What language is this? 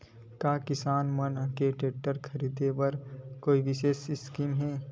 Chhattisgarhi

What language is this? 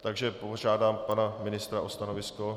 Czech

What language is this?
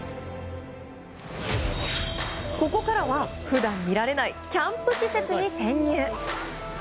Japanese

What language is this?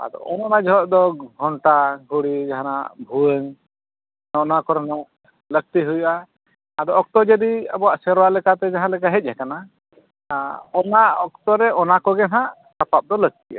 Santali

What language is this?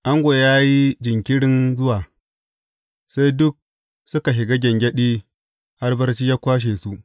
Hausa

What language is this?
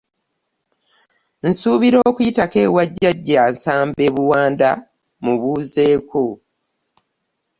Ganda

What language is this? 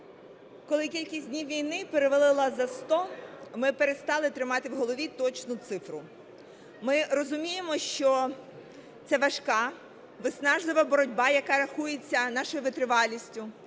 Ukrainian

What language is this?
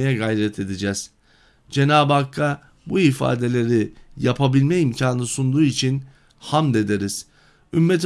Turkish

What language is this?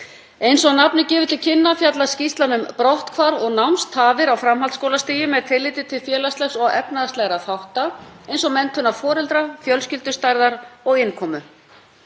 Icelandic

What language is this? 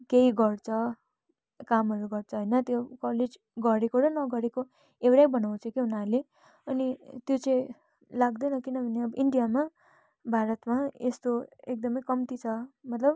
Nepali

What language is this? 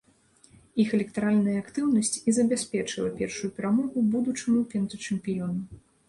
Belarusian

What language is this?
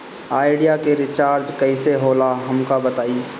Bhojpuri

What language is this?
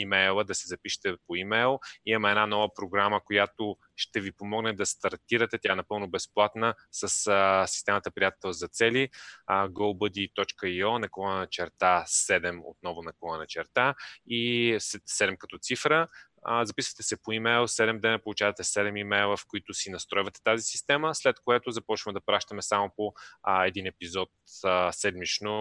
Bulgarian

